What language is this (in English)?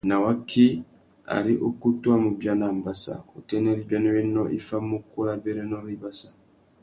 Tuki